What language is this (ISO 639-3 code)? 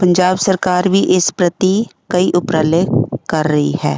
pan